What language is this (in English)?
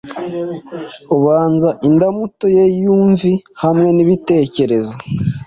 Kinyarwanda